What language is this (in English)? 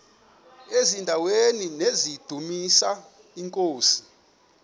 Xhosa